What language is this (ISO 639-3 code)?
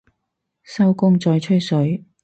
yue